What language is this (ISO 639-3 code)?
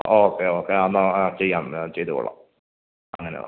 mal